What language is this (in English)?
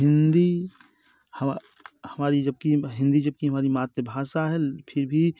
Hindi